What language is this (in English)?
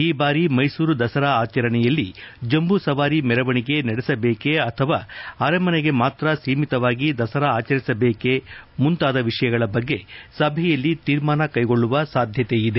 Kannada